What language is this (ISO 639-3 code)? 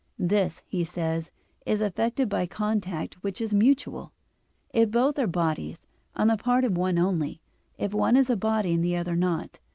eng